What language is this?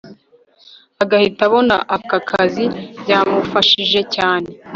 Kinyarwanda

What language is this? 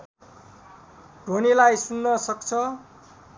Nepali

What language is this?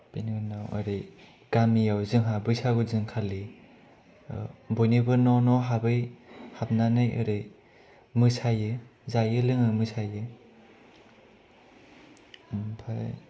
Bodo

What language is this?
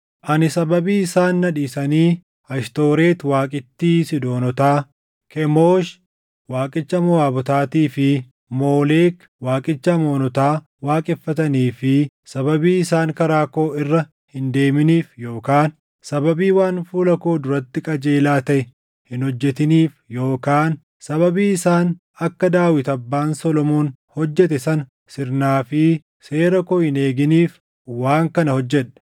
Oromo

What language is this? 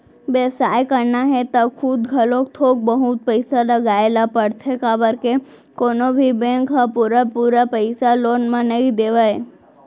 Chhattisgarhi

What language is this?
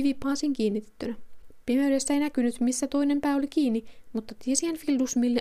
Finnish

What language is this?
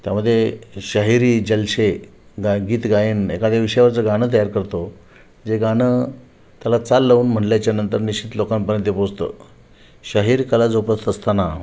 Marathi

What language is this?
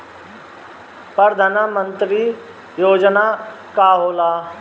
Bhojpuri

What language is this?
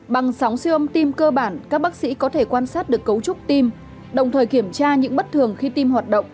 Vietnamese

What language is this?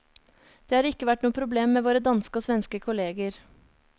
Norwegian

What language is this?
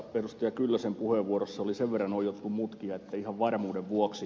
Finnish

